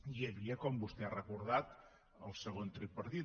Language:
Catalan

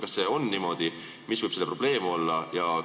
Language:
Estonian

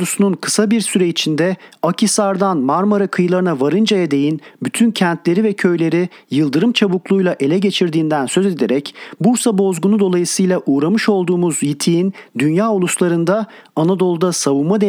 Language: Turkish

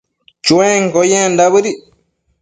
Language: Matsés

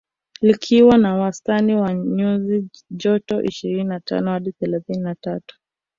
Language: Swahili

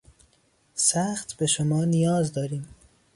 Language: Persian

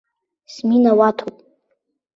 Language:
Abkhazian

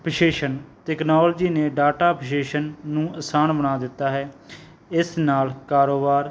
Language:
Punjabi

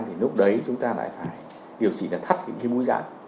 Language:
Vietnamese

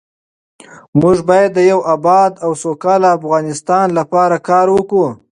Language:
Pashto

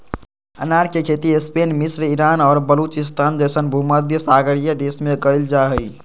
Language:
Magahi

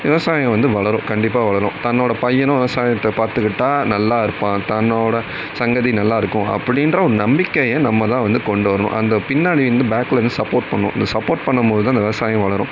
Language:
Tamil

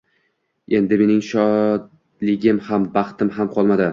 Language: Uzbek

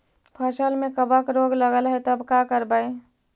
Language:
Magahi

